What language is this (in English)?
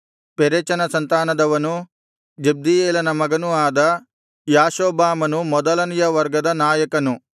Kannada